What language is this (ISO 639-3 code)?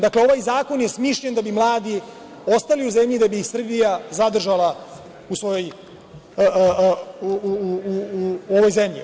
srp